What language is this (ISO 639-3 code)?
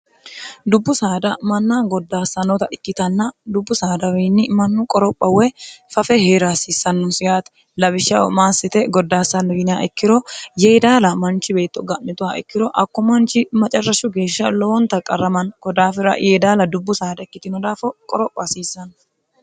sid